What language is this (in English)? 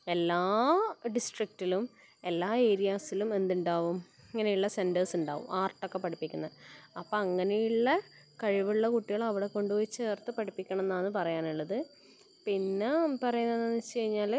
Malayalam